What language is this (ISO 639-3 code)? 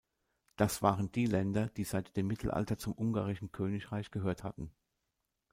deu